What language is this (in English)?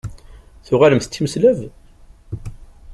Kabyle